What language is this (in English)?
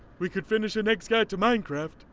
English